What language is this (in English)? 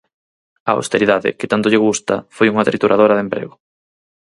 Galician